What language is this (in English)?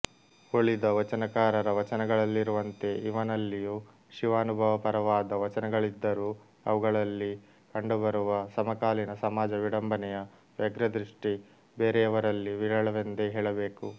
Kannada